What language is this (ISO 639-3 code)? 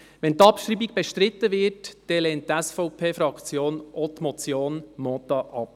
gsw